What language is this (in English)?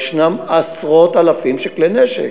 Hebrew